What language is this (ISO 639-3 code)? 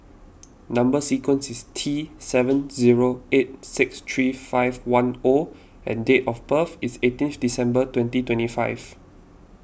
eng